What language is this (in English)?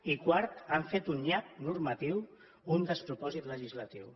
Catalan